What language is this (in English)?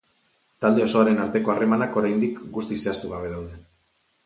Basque